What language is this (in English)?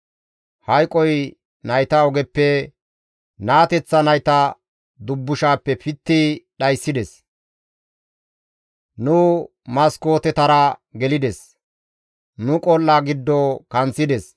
Gamo